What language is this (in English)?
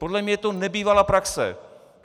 Czech